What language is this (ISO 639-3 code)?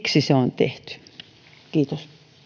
fin